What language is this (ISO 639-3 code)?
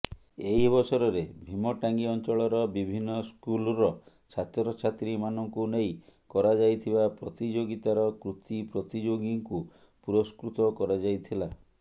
ori